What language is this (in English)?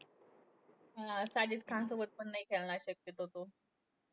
Marathi